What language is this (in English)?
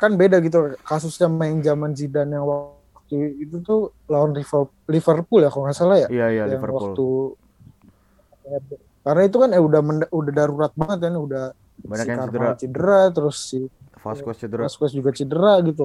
Indonesian